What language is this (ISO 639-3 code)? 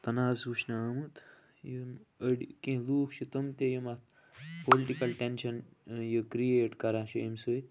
kas